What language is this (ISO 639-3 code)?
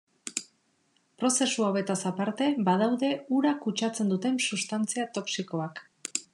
eus